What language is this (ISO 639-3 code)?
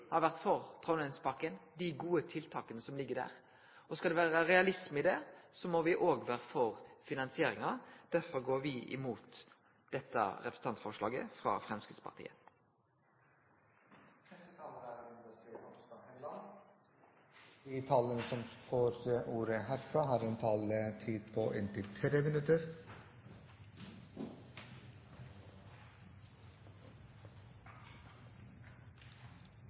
nor